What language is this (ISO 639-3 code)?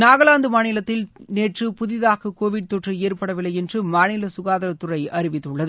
tam